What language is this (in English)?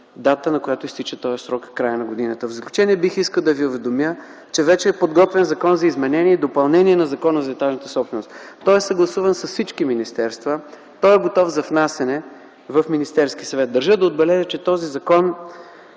Bulgarian